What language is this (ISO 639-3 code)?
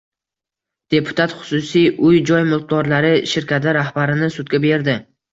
uzb